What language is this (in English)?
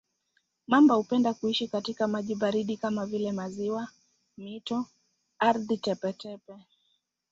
Swahili